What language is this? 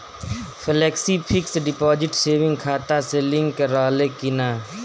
Bhojpuri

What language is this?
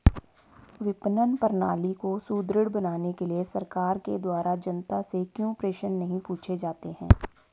Hindi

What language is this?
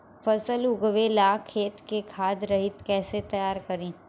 Bhojpuri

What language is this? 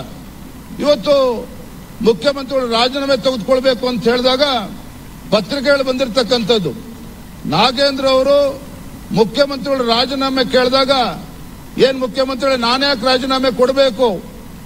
Kannada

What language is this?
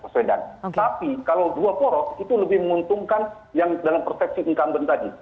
Indonesian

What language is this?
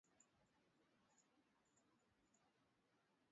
Swahili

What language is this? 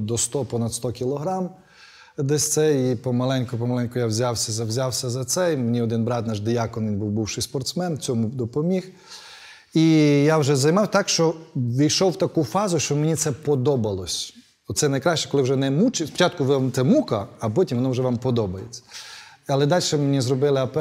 Ukrainian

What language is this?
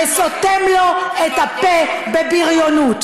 Hebrew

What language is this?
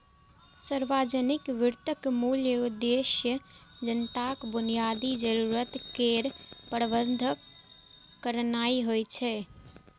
Maithili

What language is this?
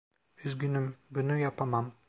Turkish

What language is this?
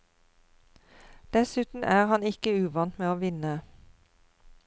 Norwegian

